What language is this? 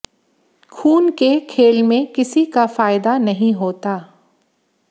Hindi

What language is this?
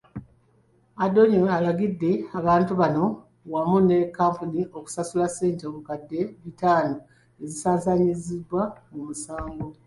Ganda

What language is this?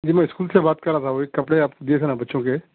Urdu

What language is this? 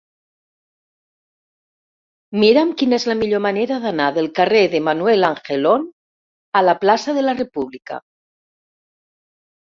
Catalan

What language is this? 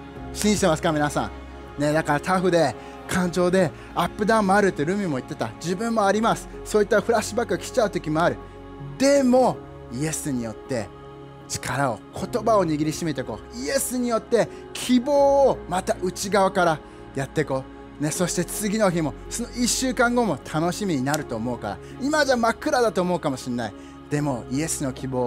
Japanese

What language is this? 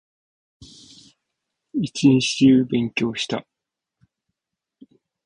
Japanese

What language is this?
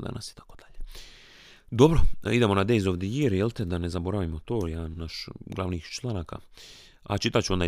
Croatian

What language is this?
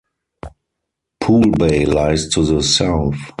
English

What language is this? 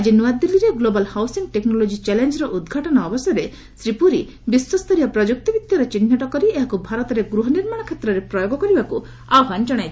Odia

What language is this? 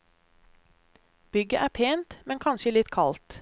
Norwegian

